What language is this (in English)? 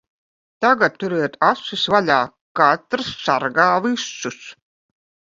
Latvian